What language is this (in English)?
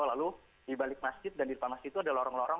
Indonesian